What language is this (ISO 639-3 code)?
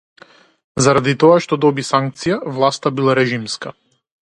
mkd